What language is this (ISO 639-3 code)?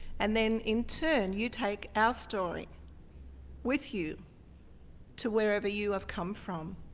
eng